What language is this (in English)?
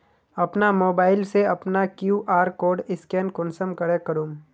Magahi